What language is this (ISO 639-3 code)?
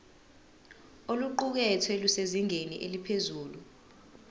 zul